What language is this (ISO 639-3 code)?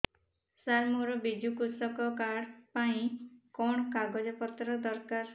ori